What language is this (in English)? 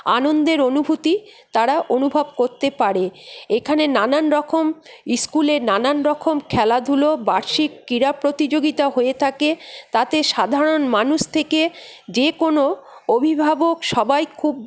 Bangla